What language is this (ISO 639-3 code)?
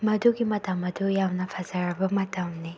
mni